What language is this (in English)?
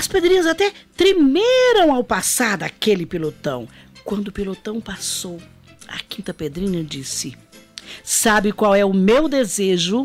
Portuguese